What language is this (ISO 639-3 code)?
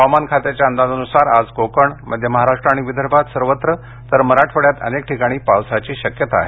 mar